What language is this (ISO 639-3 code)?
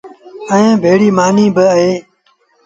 sbn